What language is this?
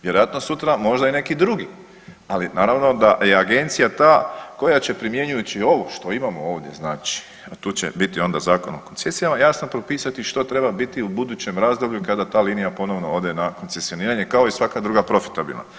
Croatian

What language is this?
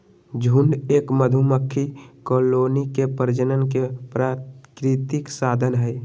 Magahi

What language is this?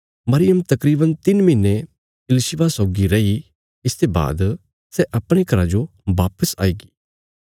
Bilaspuri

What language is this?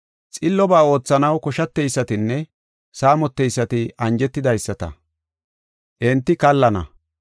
Gofa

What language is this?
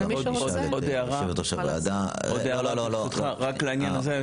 Hebrew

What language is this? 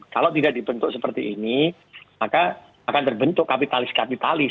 Indonesian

